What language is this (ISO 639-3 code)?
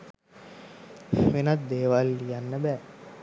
sin